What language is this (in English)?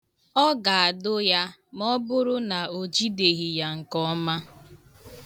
Igbo